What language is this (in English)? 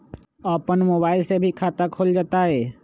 Magahi